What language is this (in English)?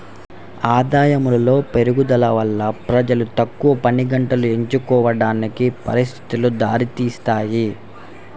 Telugu